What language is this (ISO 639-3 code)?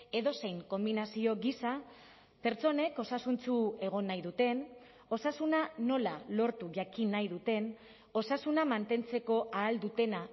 eus